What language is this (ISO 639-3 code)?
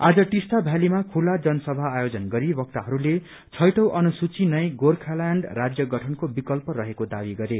nep